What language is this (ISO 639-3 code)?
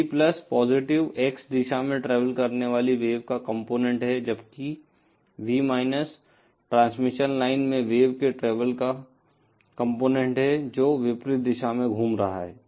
hin